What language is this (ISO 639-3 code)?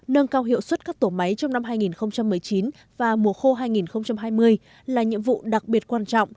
vie